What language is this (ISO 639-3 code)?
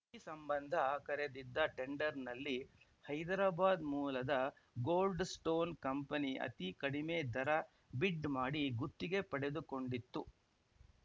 kan